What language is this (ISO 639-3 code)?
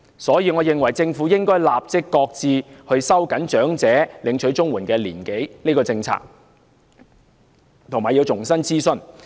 yue